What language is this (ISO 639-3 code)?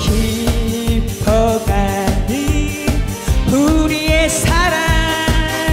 kor